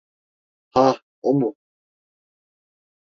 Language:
Turkish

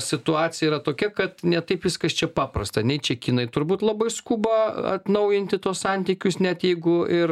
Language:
Lithuanian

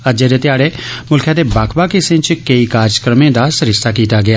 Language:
Dogri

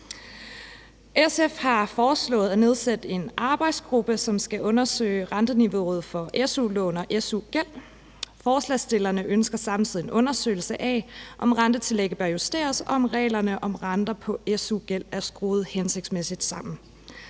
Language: Danish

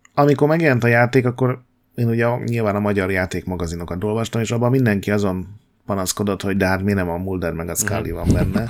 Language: Hungarian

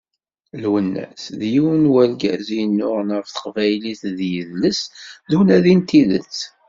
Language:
Kabyle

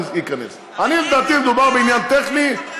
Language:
Hebrew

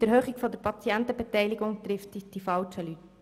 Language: Swiss German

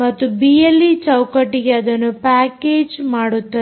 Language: Kannada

